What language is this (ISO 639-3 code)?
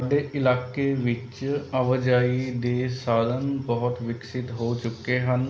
pan